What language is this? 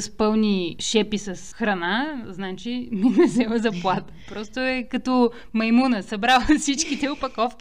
Bulgarian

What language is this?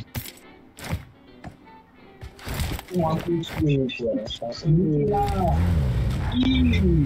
Indonesian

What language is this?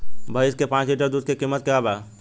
Bhojpuri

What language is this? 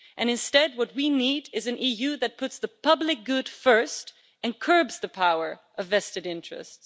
English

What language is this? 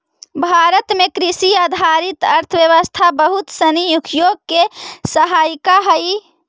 Magahi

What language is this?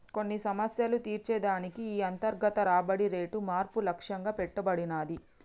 Telugu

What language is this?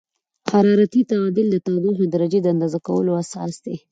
Pashto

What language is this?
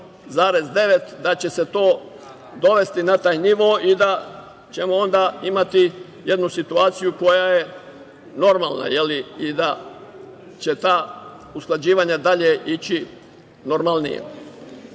Serbian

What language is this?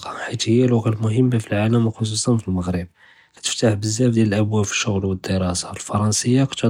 Judeo-Arabic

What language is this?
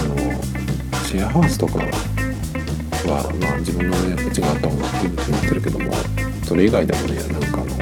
Japanese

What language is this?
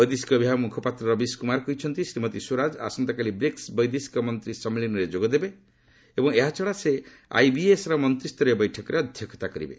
Odia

